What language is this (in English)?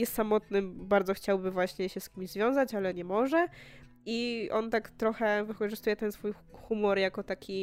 Polish